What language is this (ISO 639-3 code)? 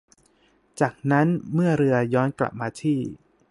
tha